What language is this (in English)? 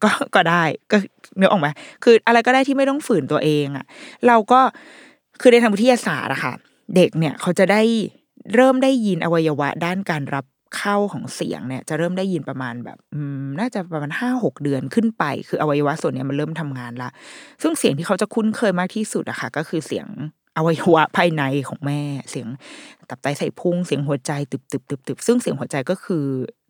Thai